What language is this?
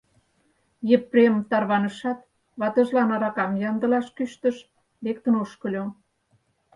Mari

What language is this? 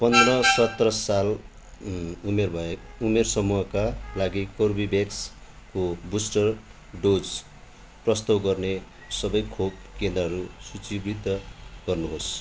Nepali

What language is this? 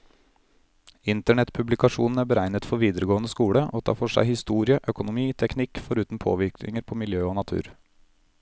Norwegian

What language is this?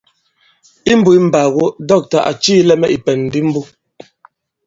Bankon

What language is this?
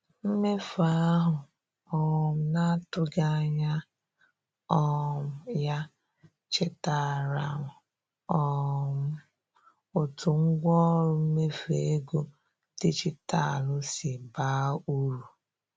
Igbo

